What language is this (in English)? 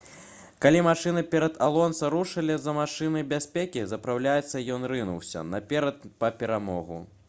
Belarusian